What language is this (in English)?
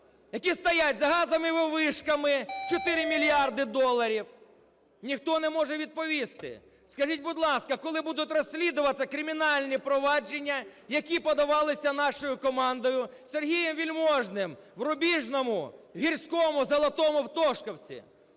Ukrainian